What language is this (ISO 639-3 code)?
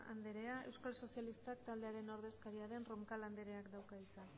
eus